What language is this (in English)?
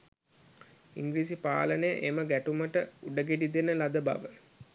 Sinhala